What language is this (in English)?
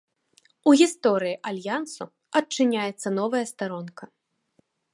Belarusian